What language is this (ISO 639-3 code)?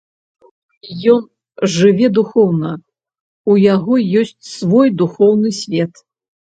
bel